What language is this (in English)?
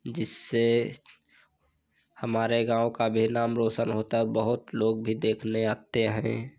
Hindi